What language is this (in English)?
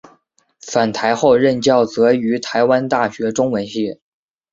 Chinese